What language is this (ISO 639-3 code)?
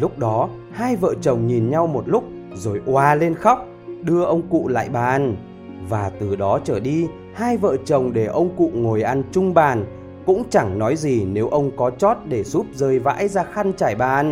vie